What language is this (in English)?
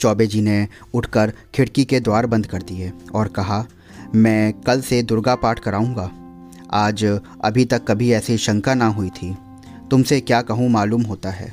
Hindi